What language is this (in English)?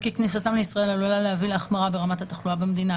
Hebrew